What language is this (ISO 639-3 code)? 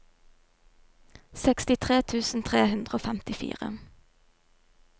nor